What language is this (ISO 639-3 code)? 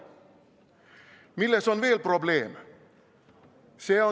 est